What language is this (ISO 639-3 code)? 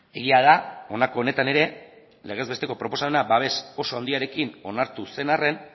eus